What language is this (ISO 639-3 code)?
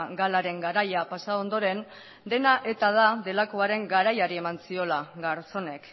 eus